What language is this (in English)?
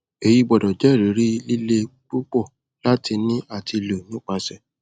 Yoruba